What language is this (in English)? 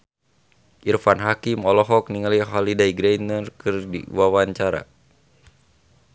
Sundanese